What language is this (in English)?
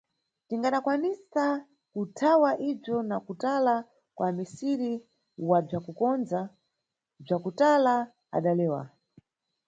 Nyungwe